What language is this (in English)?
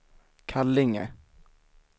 Swedish